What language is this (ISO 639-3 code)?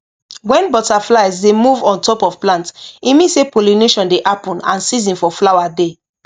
pcm